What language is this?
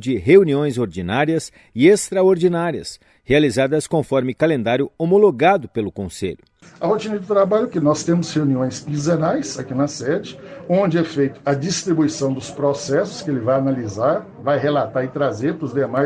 Portuguese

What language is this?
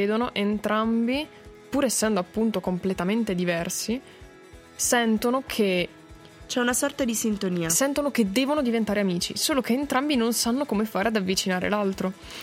Italian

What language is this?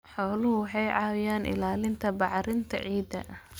Somali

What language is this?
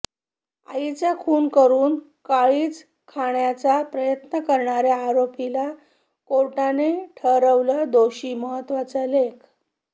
Marathi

